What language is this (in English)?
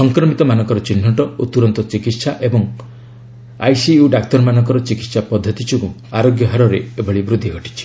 Odia